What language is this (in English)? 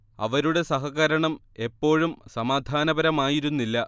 Malayalam